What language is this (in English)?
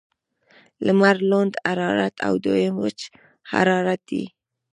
Pashto